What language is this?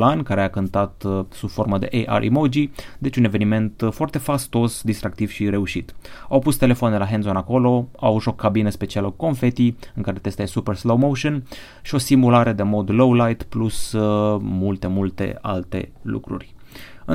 Romanian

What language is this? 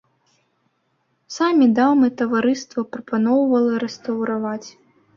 Belarusian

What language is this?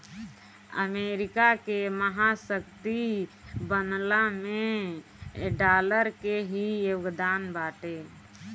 Bhojpuri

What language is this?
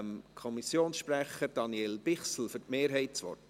Swiss German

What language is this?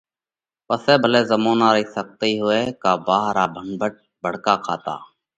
Parkari Koli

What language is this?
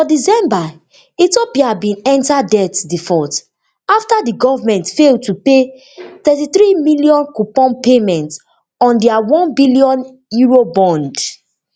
Nigerian Pidgin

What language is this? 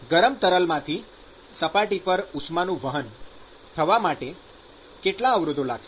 Gujarati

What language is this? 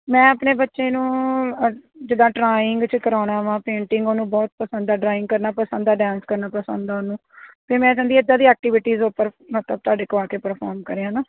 Punjabi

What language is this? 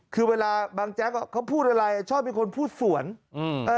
Thai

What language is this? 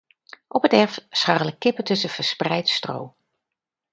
Dutch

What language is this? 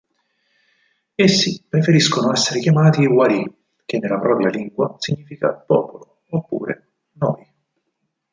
Italian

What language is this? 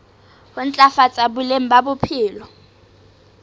Southern Sotho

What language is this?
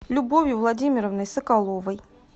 Russian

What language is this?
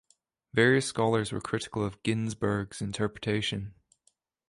English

